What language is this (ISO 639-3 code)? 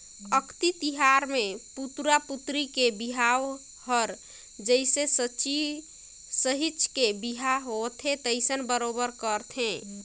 hne